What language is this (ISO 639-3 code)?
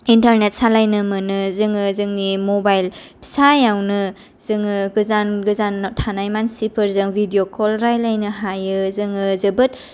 brx